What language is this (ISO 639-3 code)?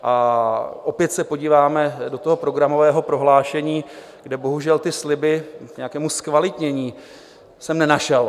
ces